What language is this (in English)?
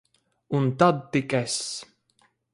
Latvian